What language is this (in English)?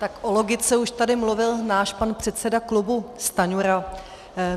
Czech